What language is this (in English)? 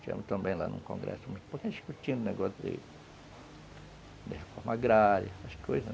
Portuguese